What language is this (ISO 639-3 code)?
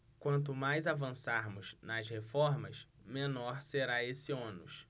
por